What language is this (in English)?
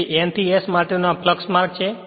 Gujarati